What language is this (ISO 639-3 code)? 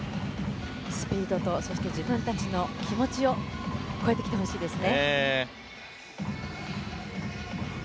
jpn